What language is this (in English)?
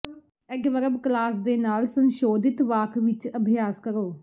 Punjabi